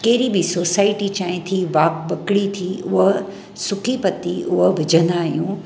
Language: Sindhi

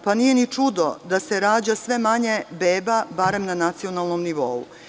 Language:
Serbian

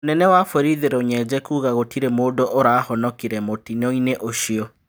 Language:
Kikuyu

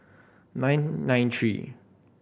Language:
English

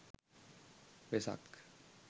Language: Sinhala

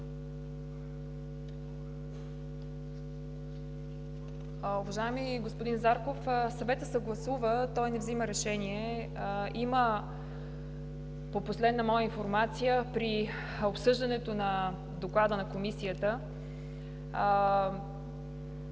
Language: Bulgarian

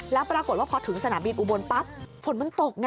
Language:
Thai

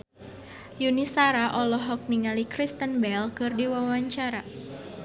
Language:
Sundanese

